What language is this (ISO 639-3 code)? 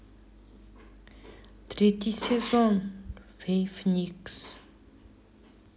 rus